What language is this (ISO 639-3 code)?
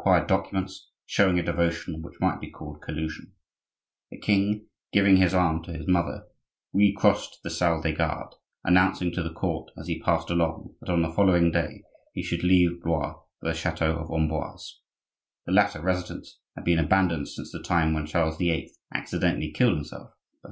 eng